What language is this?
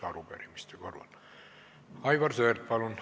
Estonian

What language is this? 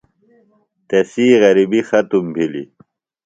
Phalura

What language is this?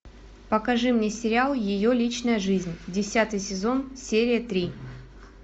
Russian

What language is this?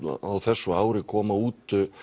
Icelandic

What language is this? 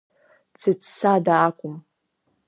Abkhazian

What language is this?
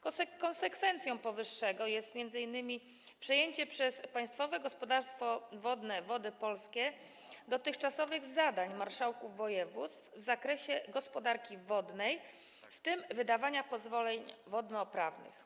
Polish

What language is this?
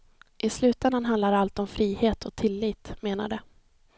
Swedish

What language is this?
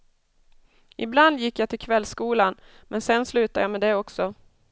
Swedish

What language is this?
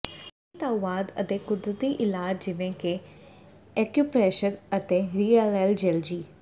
Punjabi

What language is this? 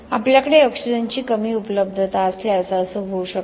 Marathi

